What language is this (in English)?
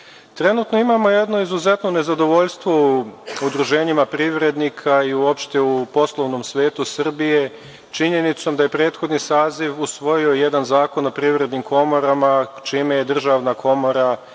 Serbian